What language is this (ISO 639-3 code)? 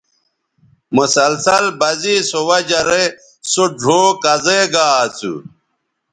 btv